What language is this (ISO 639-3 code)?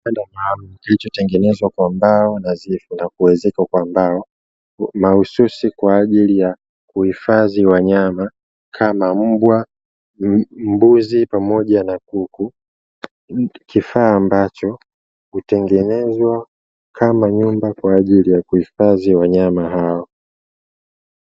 swa